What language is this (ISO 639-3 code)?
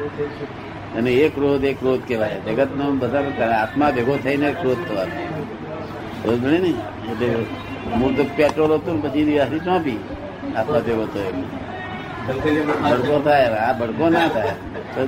guj